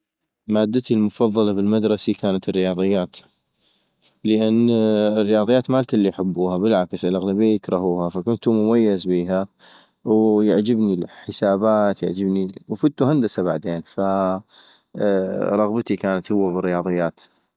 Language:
North Mesopotamian Arabic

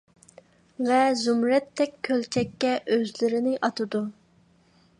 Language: Uyghur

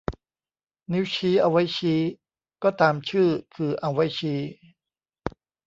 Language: Thai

